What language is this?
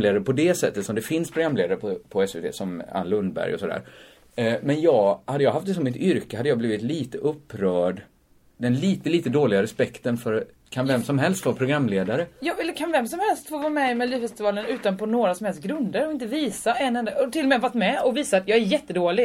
Swedish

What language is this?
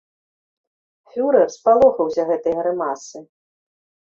Belarusian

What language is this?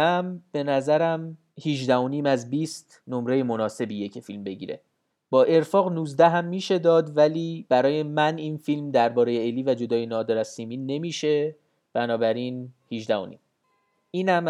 Persian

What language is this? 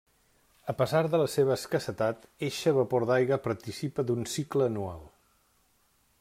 Catalan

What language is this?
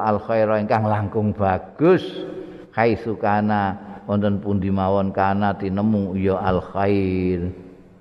Indonesian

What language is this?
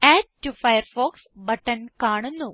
Malayalam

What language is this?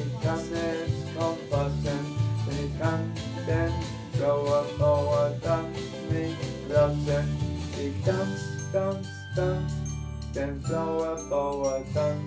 Dutch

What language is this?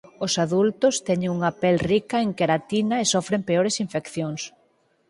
Galician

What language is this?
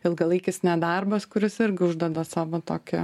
Lithuanian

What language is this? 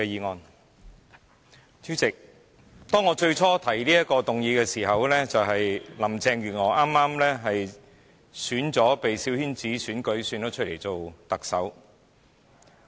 Cantonese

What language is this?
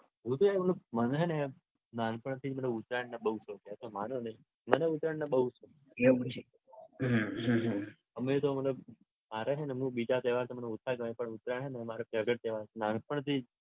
Gujarati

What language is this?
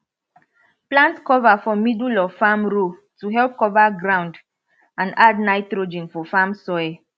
Nigerian Pidgin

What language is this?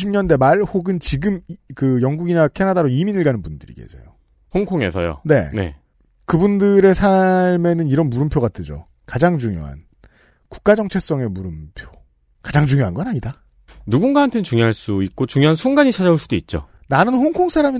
Korean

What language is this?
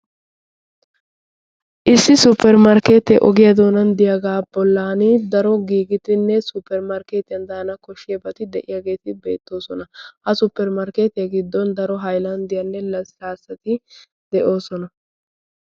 Wolaytta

